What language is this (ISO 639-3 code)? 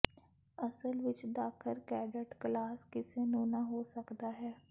pan